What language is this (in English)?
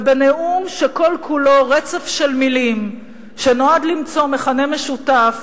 Hebrew